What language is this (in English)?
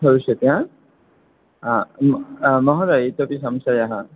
Sanskrit